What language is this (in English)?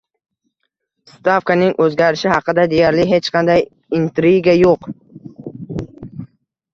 Uzbek